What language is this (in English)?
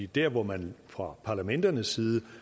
Danish